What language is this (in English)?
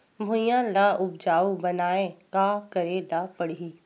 Chhattisgarhi